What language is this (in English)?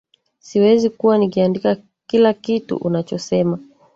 Swahili